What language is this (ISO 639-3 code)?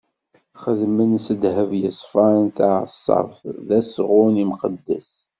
kab